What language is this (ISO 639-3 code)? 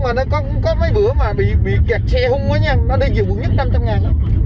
vie